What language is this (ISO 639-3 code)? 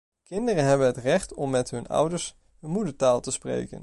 nld